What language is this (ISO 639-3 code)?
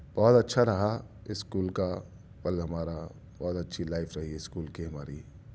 urd